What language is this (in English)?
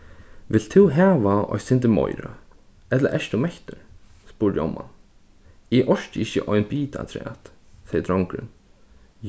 Faroese